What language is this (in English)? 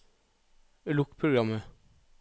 Norwegian